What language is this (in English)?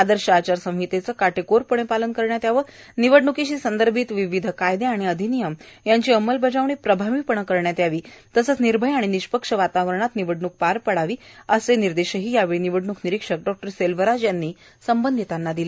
Marathi